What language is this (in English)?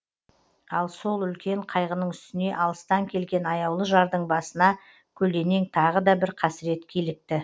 Kazakh